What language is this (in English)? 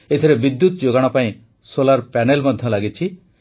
Odia